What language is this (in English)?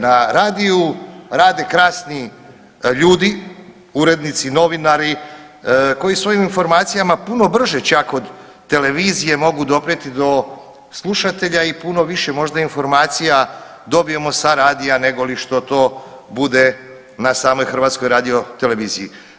Croatian